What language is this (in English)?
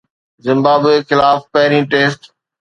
Sindhi